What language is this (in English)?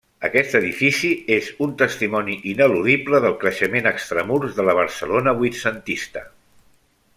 Catalan